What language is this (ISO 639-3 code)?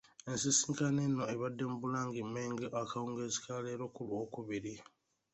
lug